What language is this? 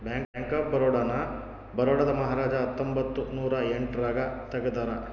Kannada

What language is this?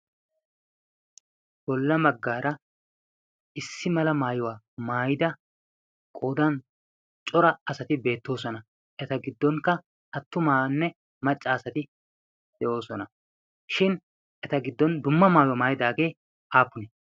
Wolaytta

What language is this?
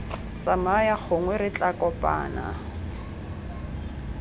Tswana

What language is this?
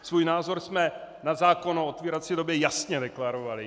Czech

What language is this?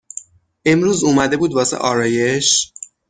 Persian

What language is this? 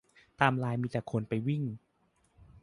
Thai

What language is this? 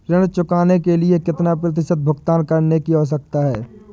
Hindi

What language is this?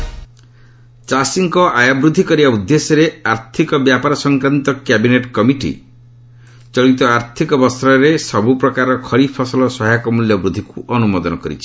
Odia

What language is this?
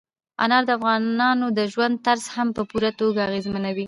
Pashto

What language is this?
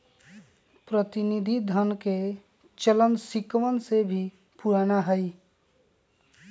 Magahi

